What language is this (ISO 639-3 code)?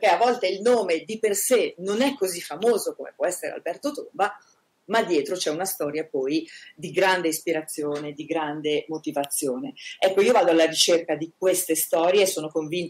ita